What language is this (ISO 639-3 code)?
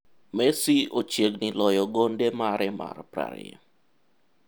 luo